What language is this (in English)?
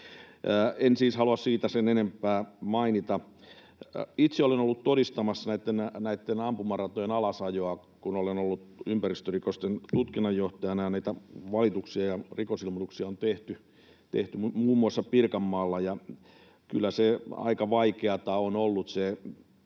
Finnish